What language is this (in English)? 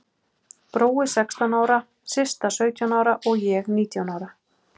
Icelandic